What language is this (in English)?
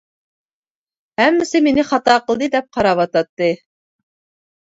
Uyghur